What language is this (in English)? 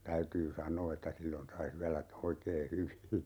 Finnish